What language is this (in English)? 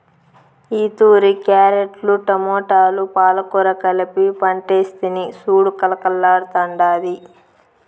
Telugu